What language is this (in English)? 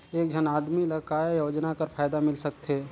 Chhattisgarhi